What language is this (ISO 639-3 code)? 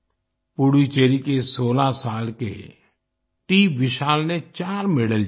hin